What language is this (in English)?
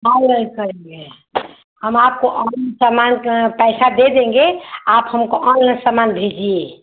Hindi